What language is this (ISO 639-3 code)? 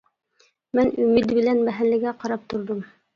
uig